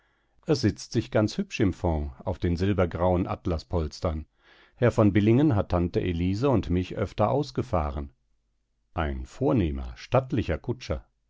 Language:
German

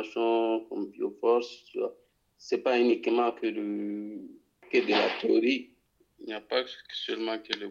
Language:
French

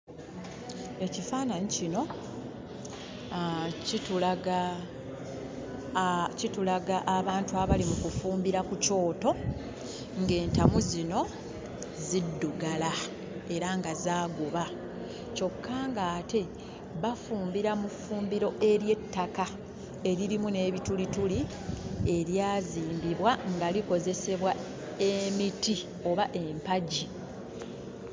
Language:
Ganda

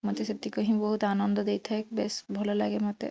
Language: Odia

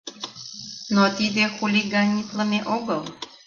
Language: Mari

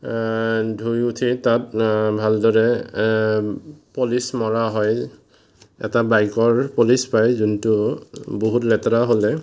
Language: Assamese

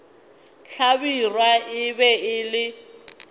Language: Northern Sotho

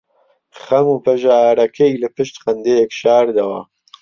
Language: Central Kurdish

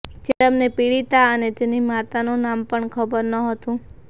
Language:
Gujarati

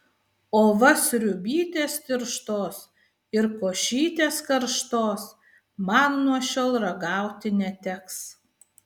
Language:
Lithuanian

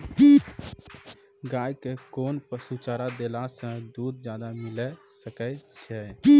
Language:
Maithili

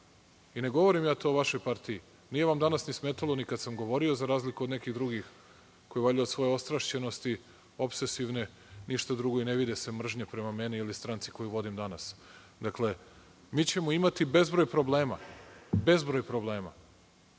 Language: Serbian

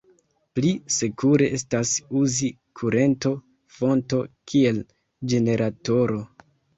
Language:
Esperanto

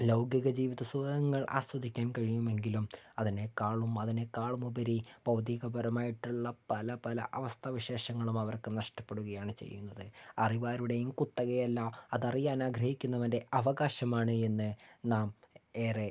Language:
Malayalam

